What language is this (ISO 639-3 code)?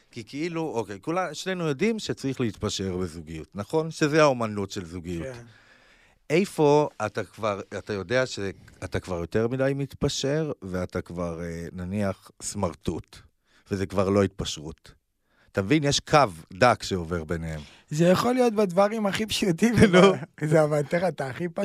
heb